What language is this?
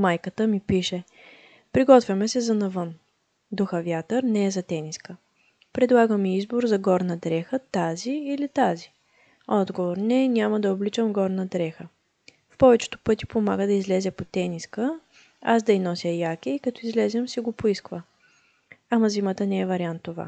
Bulgarian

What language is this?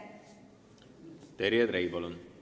Estonian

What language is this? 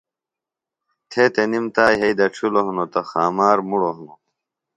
Phalura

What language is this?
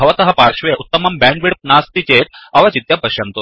Sanskrit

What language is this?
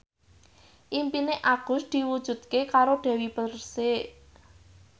Javanese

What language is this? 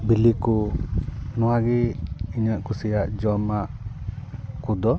Santali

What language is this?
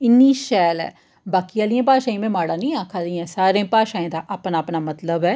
Dogri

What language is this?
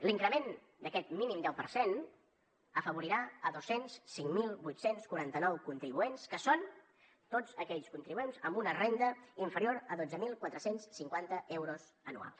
Catalan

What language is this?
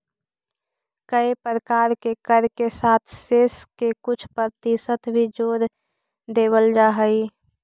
Magahi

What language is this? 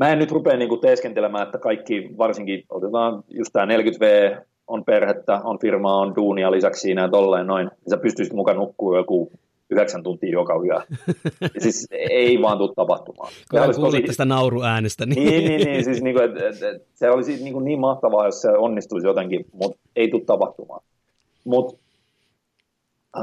Finnish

